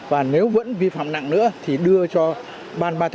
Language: Vietnamese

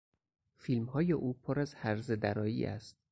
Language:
Persian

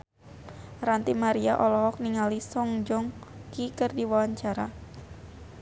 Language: Sundanese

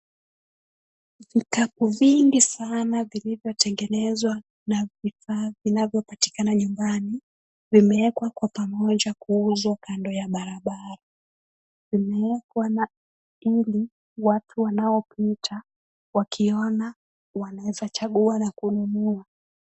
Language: Swahili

